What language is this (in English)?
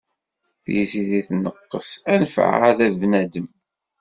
Kabyle